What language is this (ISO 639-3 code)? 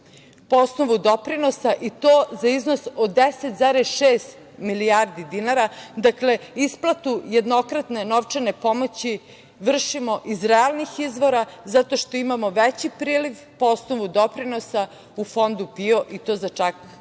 srp